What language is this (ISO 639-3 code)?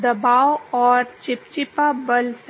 hin